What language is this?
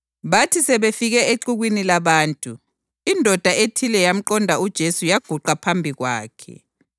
North Ndebele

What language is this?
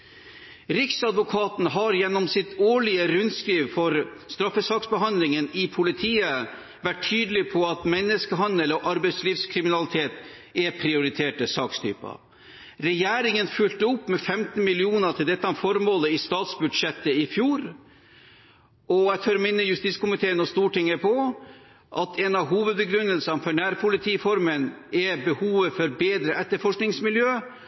Norwegian Bokmål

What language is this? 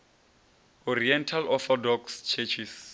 Venda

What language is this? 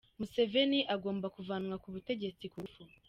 Kinyarwanda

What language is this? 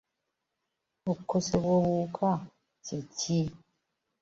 Ganda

